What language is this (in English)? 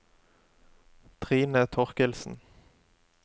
Norwegian